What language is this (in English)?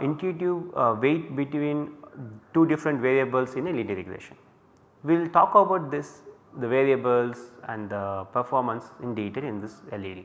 English